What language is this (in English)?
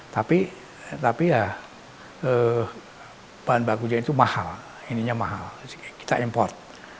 Indonesian